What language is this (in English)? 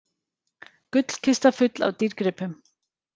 Icelandic